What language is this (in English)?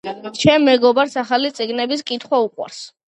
Georgian